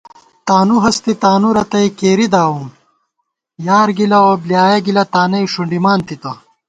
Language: Gawar-Bati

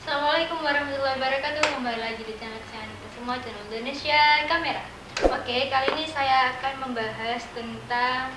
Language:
Indonesian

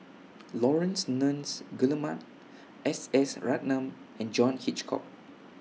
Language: English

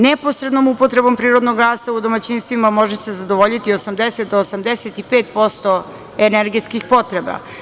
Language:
Serbian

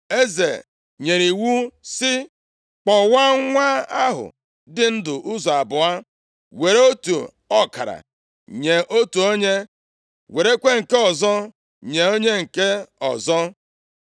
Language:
Igbo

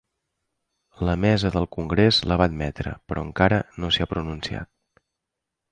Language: Catalan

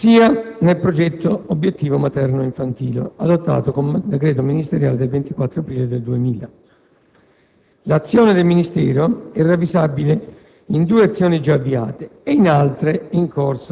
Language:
Italian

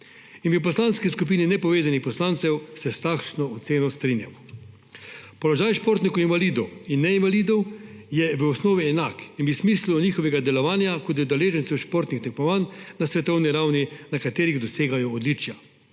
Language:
Slovenian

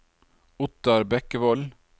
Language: Norwegian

